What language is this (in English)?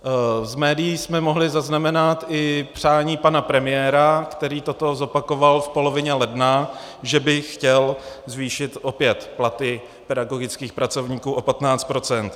Czech